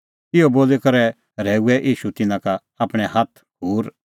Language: Kullu Pahari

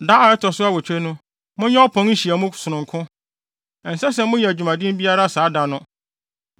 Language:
Akan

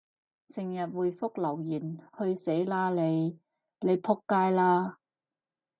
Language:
Cantonese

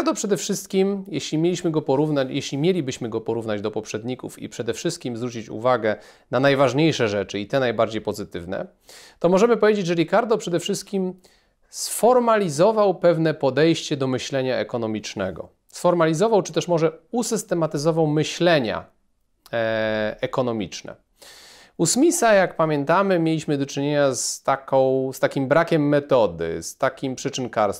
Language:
Polish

